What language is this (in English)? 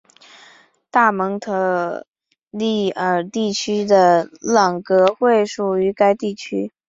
Chinese